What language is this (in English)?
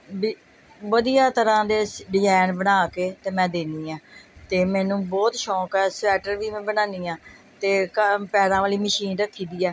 Punjabi